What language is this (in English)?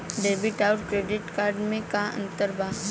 Bhojpuri